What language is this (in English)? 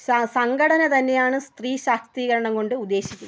Malayalam